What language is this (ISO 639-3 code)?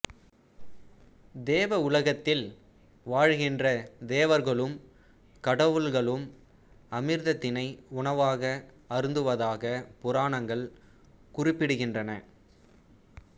tam